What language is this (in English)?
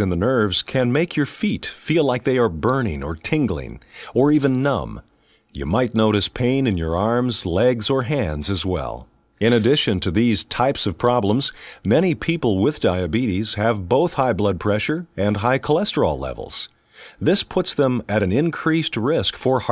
English